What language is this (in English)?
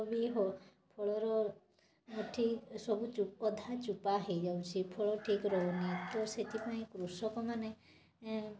Odia